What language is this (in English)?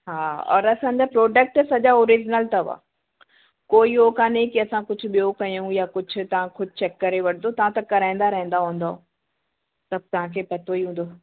Sindhi